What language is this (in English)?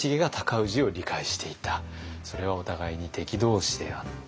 Japanese